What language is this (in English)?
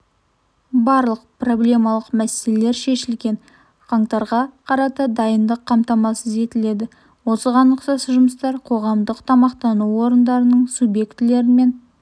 Kazakh